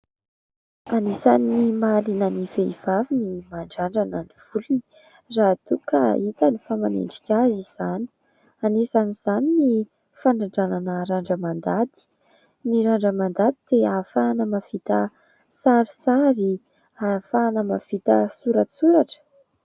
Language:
Malagasy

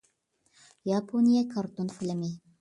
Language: Uyghur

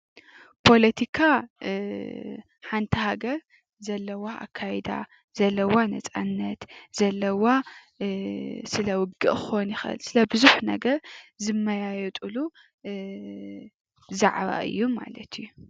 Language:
Tigrinya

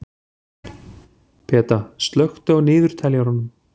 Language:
Icelandic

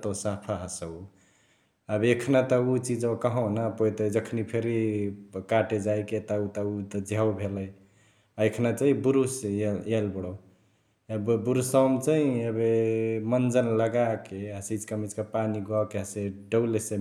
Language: Chitwania Tharu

